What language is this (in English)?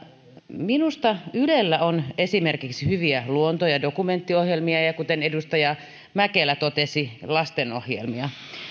Finnish